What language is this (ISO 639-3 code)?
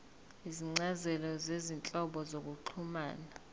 zul